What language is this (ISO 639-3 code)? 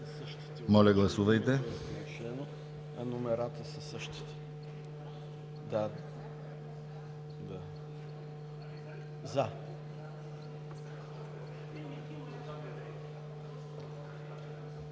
bul